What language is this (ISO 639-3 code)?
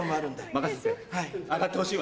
jpn